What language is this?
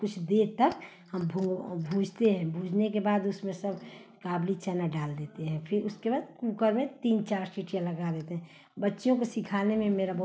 Hindi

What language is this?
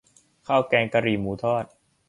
Thai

